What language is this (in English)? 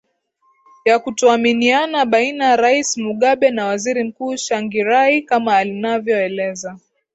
Swahili